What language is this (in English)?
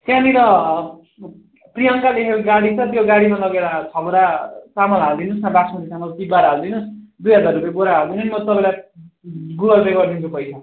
Nepali